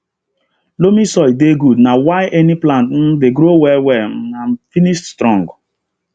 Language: Nigerian Pidgin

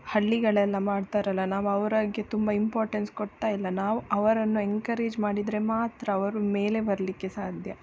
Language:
Kannada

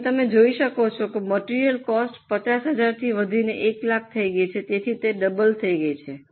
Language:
Gujarati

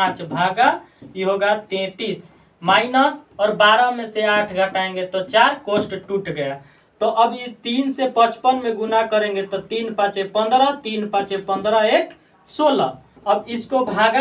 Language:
Hindi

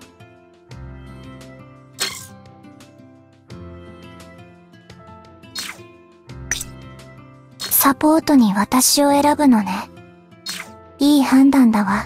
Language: Japanese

